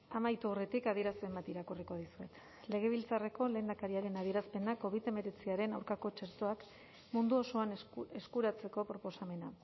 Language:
Basque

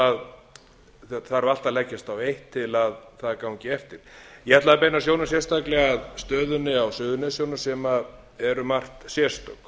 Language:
Icelandic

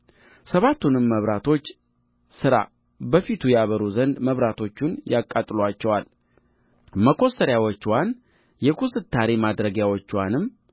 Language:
Amharic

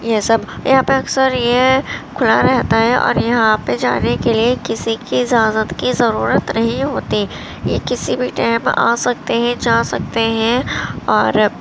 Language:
Urdu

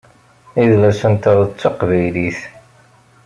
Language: Kabyle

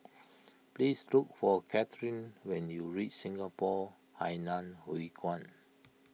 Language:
English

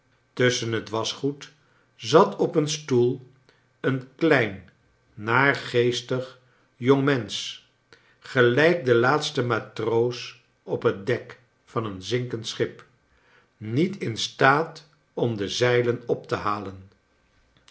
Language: Dutch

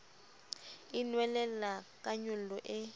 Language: Southern Sotho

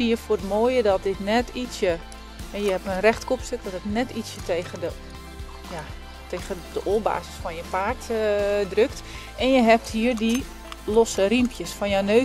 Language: Dutch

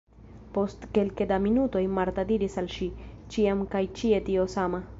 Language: Esperanto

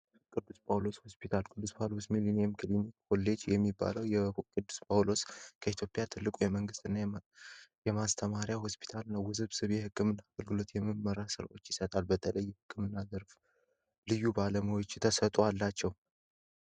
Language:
Amharic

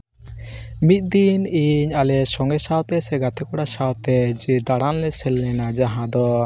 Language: Santali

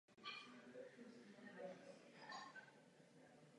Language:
Czech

